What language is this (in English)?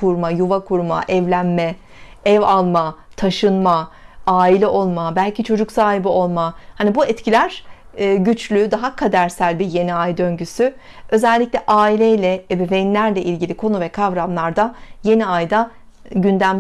Turkish